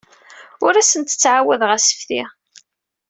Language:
Kabyle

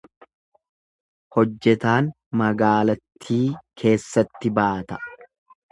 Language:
Oromo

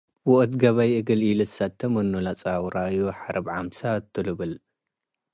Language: Tigre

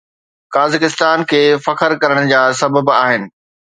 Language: Sindhi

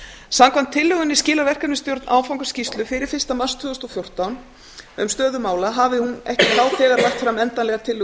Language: Icelandic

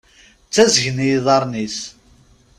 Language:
Kabyle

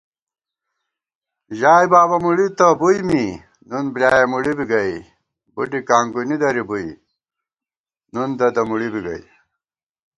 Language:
Gawar-Bati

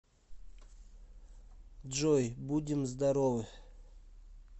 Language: Russian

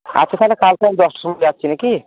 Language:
Bangla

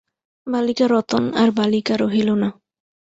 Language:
Bangla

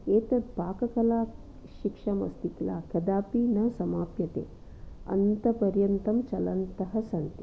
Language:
Sanskrit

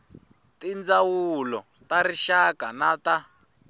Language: Tsonga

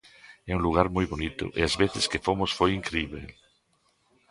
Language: Galician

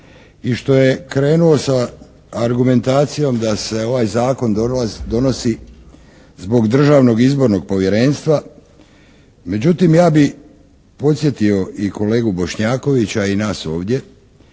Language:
Croatian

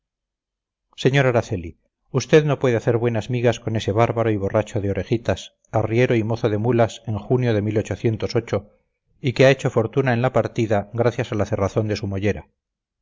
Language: Spanish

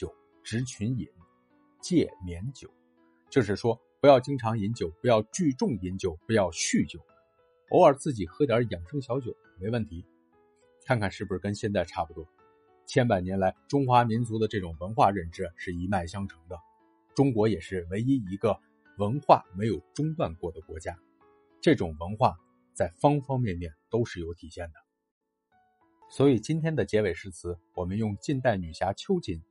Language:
Chinese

